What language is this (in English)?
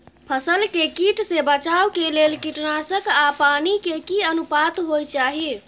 Maithili